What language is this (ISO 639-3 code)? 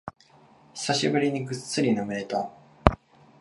jpn